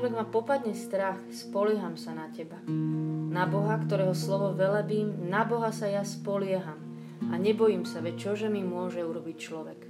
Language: Slovak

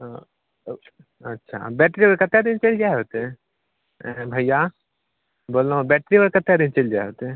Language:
Maithili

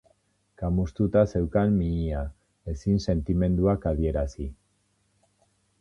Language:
Basque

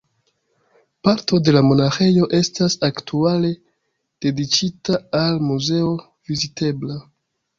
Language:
Esperanto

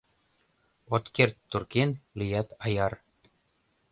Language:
Mari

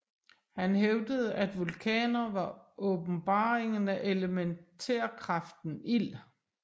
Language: Danish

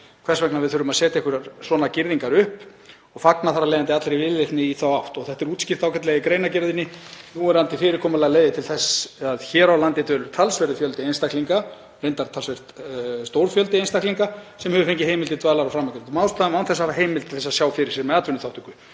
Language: Icelandic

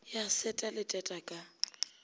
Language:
Northern Sotho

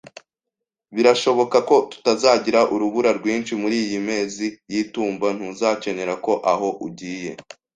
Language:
Kinyarwanda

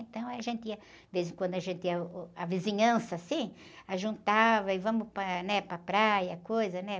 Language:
Portuguese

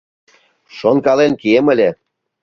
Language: Mari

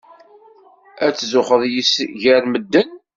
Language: Kabyle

